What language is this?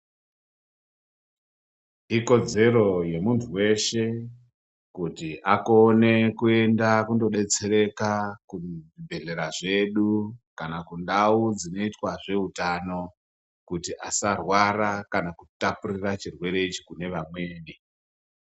Ndau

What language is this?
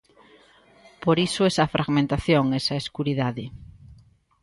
Galician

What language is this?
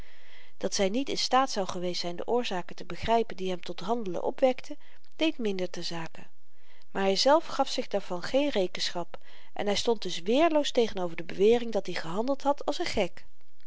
Dutch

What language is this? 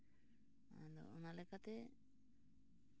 Santali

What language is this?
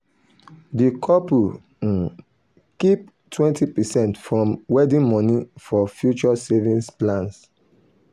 Nigerian Pidgin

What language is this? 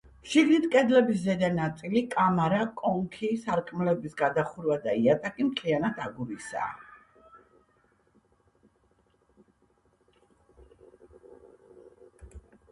Georgian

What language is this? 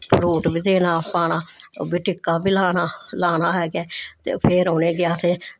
Dogri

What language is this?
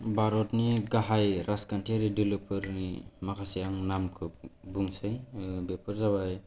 Bodo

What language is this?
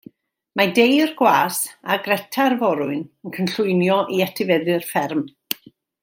Welsh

